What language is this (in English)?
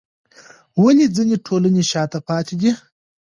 Pashto